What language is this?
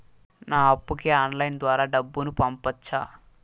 Telugu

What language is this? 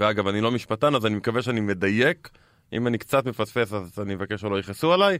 Hebrew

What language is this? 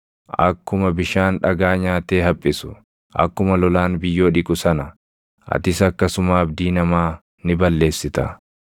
Oromo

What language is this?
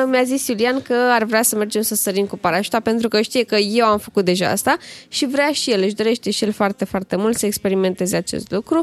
Romanian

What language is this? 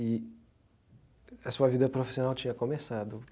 Portuguese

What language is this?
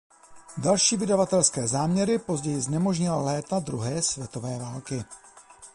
Czech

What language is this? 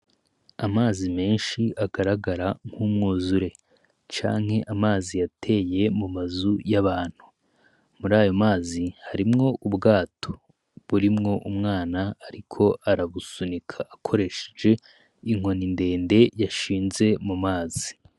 Rundi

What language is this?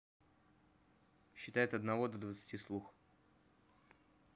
Russian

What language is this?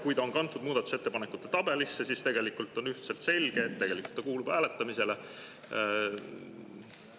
Estonian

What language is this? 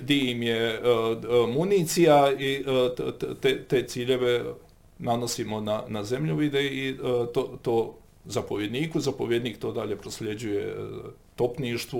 Croatian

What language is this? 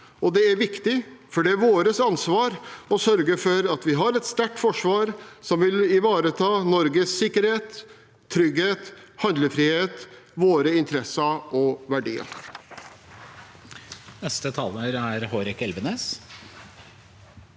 Norwegian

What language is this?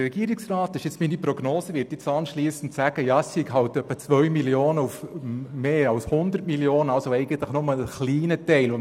Swiss German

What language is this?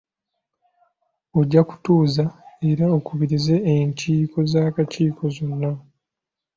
Ganda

